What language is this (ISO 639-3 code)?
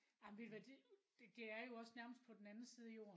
dan